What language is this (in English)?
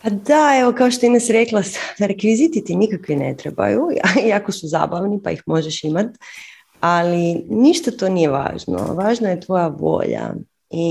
Croatian